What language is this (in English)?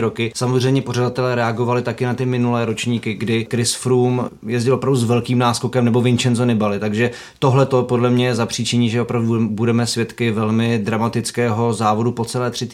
Czech